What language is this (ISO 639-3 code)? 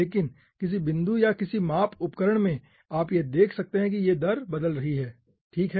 hin